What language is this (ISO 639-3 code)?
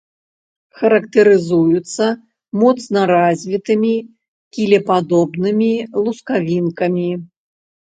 bel